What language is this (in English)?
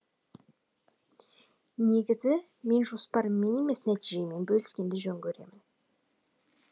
Kazakh